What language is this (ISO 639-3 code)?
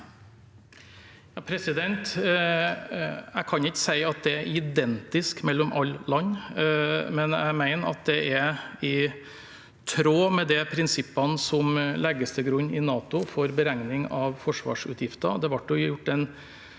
nor